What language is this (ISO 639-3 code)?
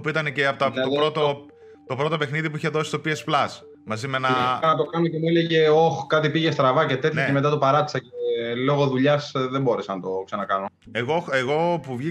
ell